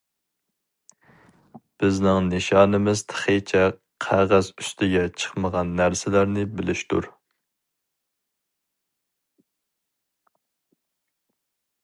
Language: Uyghur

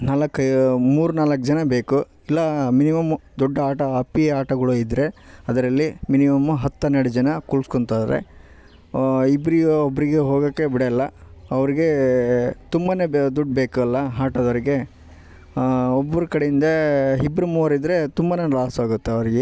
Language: Kannada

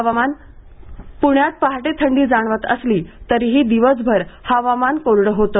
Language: Marathi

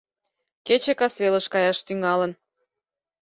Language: Mari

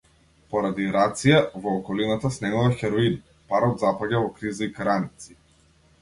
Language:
Macedonian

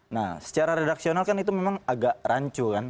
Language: Indonesian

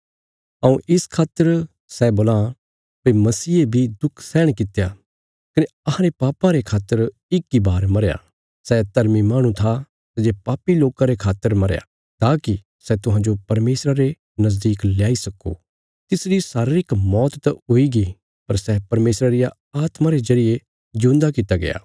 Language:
Bilaspuri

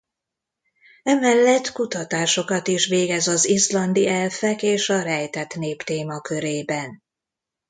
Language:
Hungarian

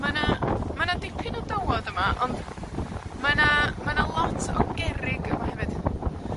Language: Welsh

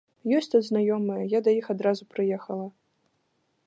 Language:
Belarusian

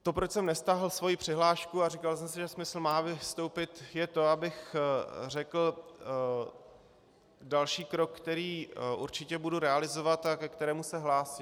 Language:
Czech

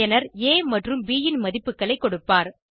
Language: Tamil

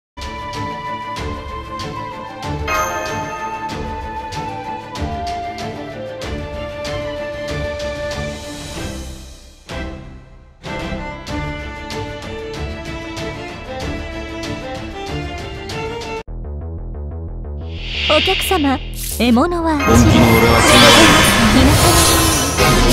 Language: Japanese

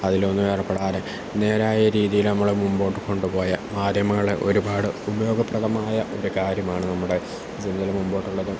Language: Malayalam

